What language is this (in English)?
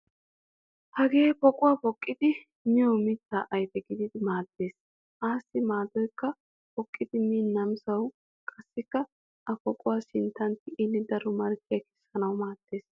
Wolaytta